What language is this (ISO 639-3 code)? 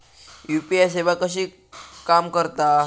mar